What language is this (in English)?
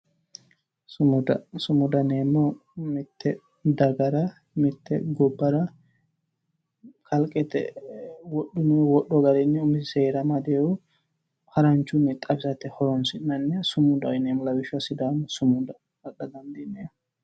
Sidamo